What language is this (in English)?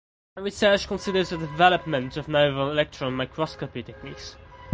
English